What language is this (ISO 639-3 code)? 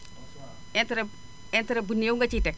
wol